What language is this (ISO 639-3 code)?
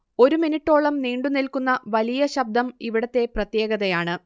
mal